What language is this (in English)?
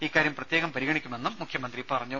Malayalam